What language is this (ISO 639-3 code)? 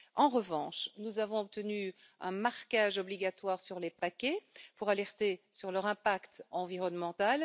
fra